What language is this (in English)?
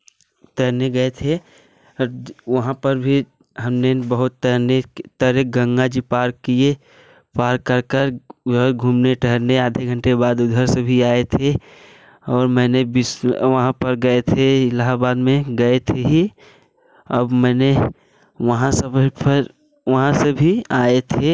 Hindi